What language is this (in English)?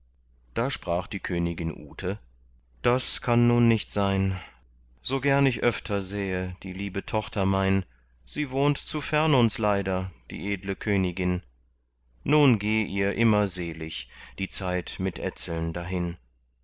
German